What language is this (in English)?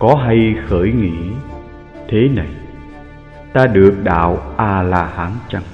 Vietnamese